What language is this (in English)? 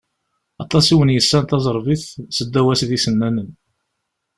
Kabyle